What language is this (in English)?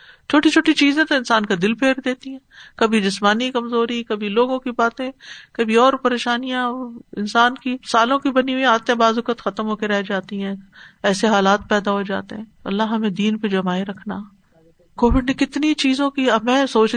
Urdu